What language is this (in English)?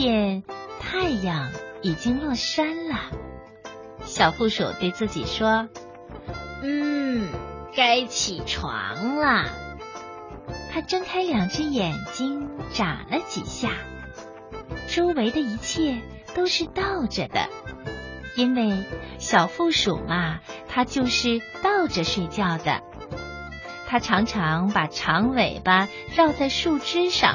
Chinese